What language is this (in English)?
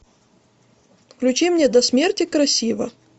Russian